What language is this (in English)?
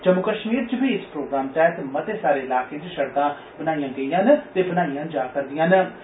Dogri